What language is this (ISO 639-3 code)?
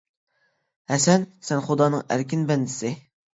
uig